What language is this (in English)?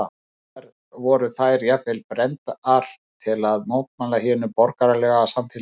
Icelandic